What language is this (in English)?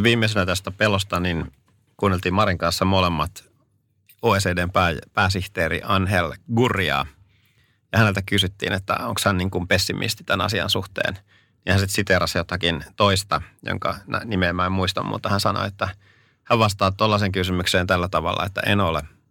Finnish